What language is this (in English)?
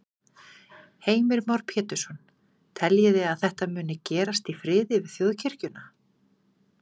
Icelandic